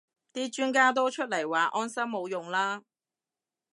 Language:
Cantonese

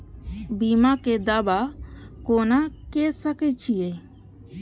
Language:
Maithili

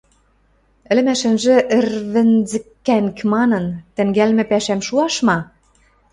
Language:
Western Mari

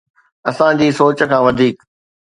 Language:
Sindhi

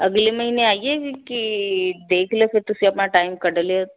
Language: Punjabi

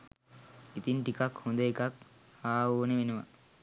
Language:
Sinhala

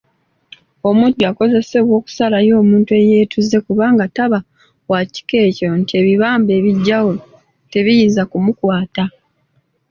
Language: Ganda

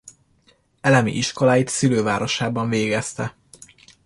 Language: Hungarian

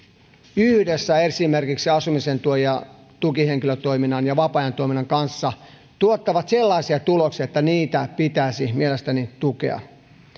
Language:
Finnish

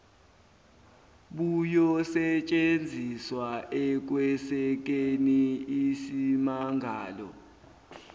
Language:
Zulu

